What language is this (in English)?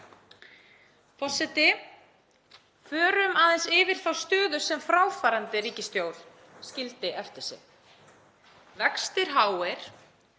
Icelandic